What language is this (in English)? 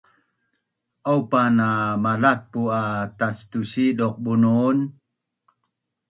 Bunun